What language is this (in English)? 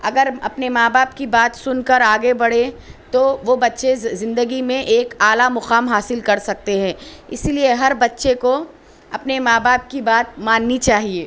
Urdu